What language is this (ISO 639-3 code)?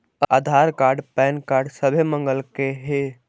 mag